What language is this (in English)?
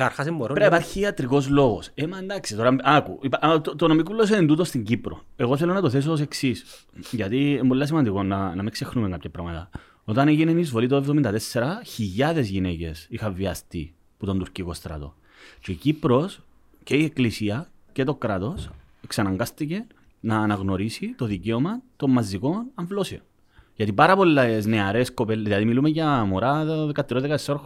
Greek